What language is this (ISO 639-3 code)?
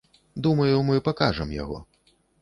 bel